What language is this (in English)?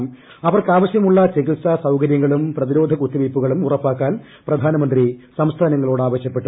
Malayalam